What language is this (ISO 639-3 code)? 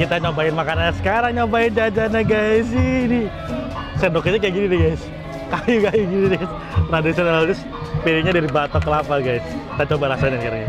ind